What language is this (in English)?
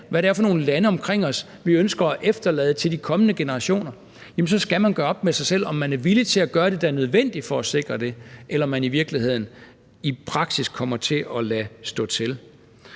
Danish